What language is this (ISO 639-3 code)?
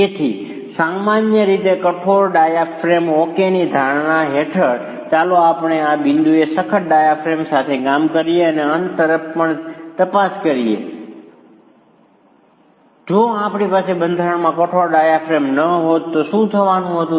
guj